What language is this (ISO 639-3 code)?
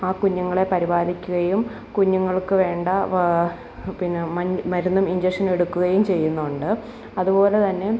mal